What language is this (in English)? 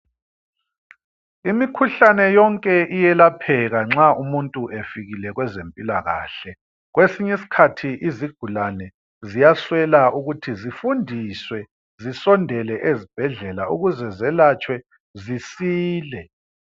North Ndebele